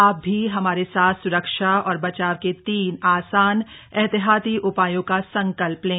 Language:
Hindi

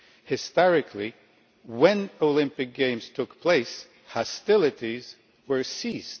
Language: English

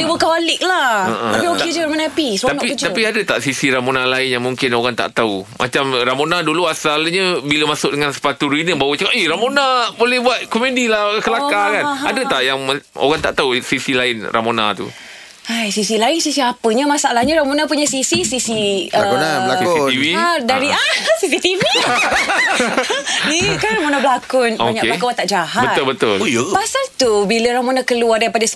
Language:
Malay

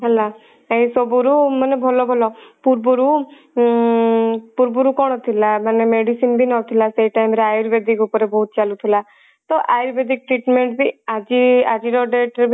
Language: Odia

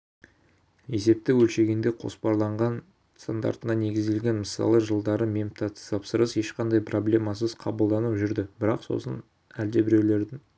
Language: Kazakh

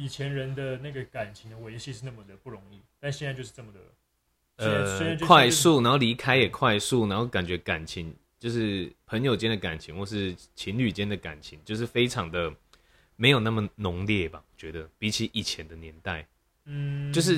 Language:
Chinese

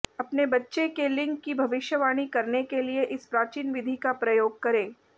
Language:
Hindi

